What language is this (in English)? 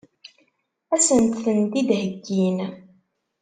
Kabyle